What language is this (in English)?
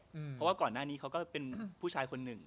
Thai